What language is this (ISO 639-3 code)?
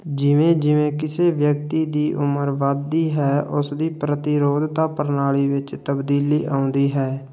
pan